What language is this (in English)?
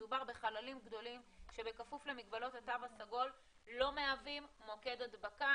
Hebrew